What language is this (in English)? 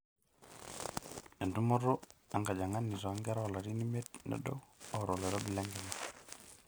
Masai